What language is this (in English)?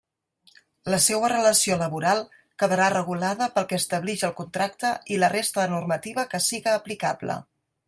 Catalan